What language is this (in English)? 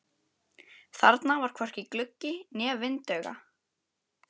Icelandic